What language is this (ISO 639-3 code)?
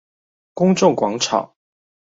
zho